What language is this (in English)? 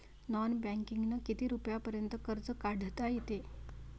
Marathi